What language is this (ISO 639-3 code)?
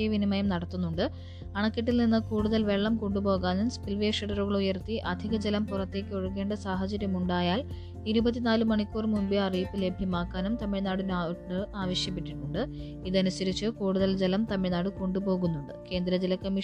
mal